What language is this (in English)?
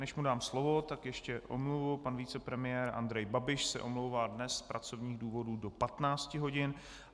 Czech